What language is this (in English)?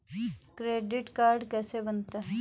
Hindi